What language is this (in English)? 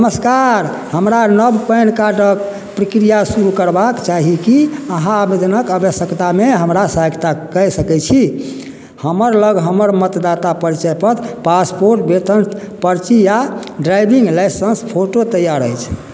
Maithili